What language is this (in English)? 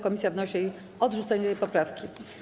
Polish